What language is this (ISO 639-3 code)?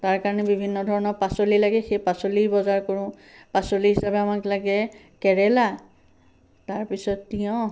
asm